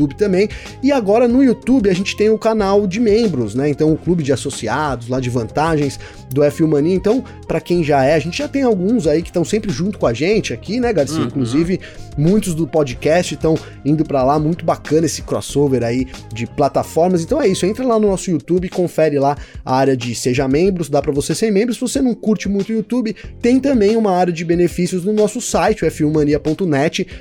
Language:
Portuguese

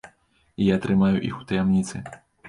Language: Belarusian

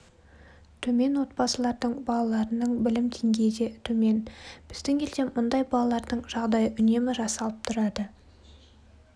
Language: Kazakh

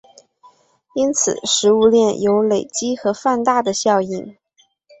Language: Chinese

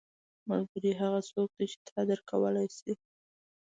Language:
Pashto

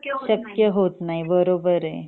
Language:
Marathi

